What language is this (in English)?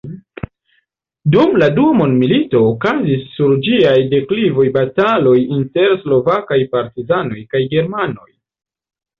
Esperanto